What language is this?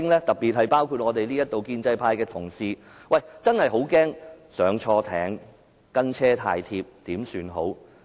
Cantonese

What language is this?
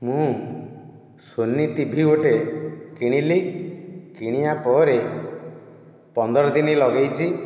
Odia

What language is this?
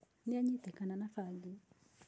Kikuyu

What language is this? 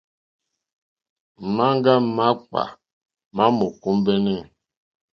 Mokpwe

